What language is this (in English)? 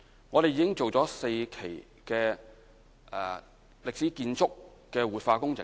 Cantonese